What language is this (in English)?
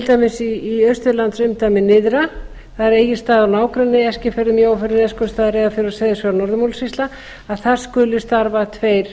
Icelandic